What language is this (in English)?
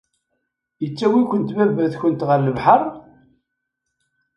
Kabyle